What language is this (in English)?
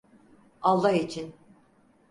Turkish